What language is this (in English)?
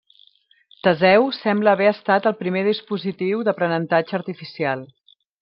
Catalan